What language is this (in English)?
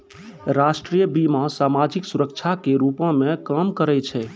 Maithili